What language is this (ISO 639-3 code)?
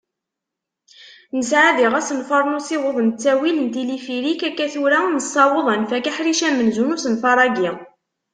kab